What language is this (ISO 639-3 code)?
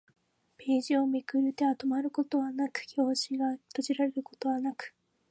jpn